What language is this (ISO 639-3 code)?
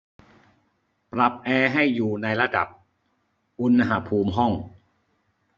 tha